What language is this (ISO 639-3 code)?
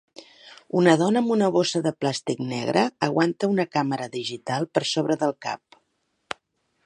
cat